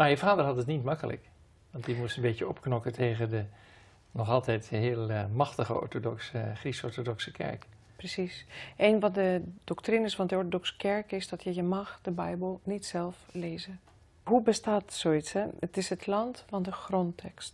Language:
Dutch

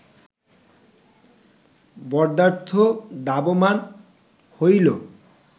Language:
Bangla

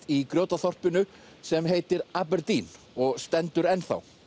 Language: Icelandic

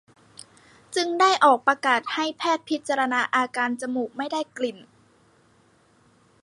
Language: Thai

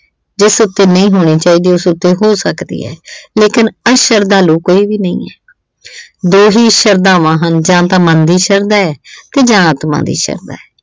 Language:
Punjabi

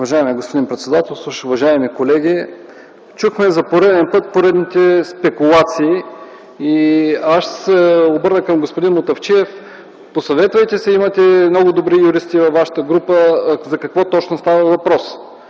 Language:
Bulgarian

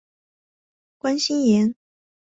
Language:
Chinese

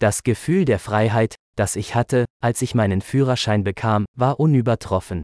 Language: Korean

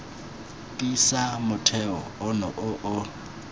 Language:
Tswana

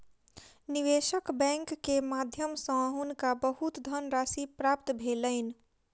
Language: Maithili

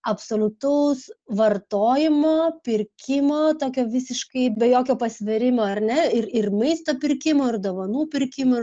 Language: Lithuanian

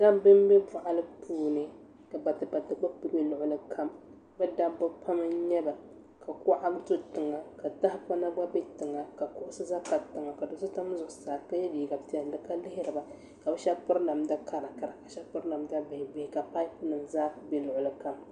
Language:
Dagbani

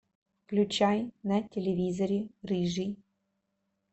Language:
Russian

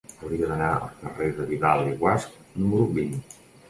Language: Catalan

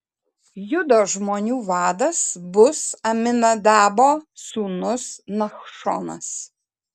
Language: Lithuanian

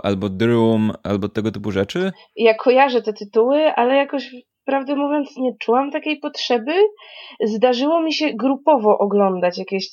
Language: Polish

